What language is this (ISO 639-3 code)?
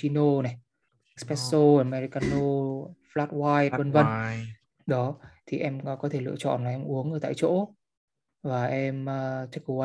vie